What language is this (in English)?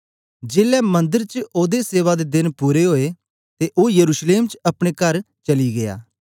Dogri